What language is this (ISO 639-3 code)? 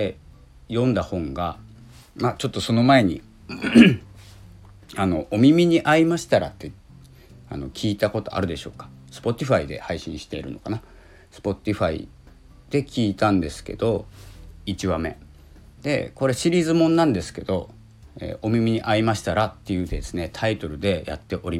jpn